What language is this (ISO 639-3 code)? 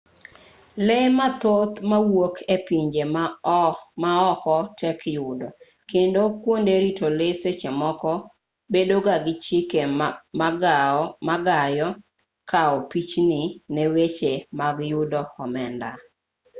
luo